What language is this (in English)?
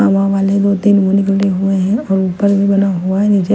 Hindi